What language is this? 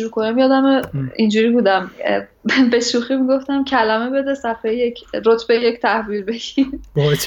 Persian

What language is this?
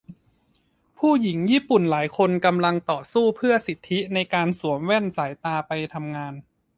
Thai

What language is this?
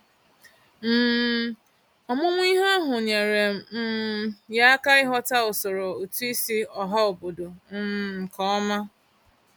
Igbo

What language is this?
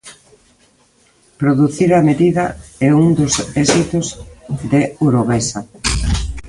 Galician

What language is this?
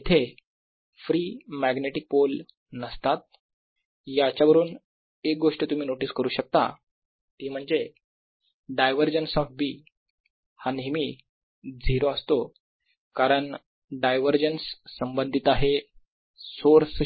Marathi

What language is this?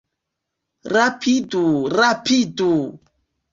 Esperanto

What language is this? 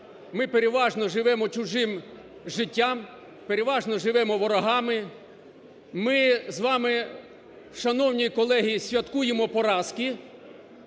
Ukrainian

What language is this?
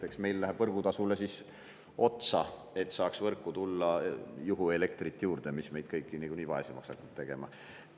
Estonian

